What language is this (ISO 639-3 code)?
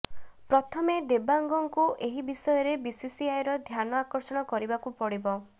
ori